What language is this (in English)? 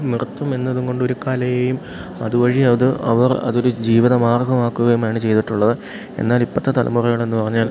Malayalam